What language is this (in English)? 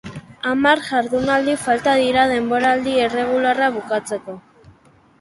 Basque